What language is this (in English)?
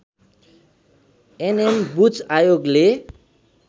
Nepali